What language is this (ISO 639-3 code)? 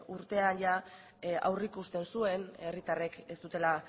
eus